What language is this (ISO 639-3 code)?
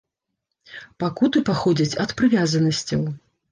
bel